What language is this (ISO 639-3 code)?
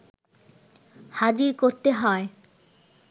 ben